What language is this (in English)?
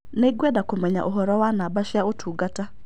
Kikuyu